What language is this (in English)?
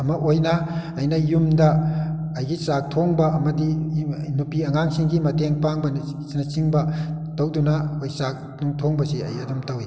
Manipuri